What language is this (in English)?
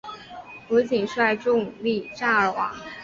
Chinese